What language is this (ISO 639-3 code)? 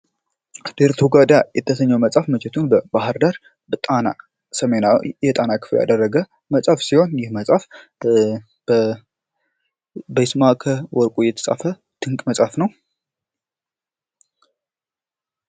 amh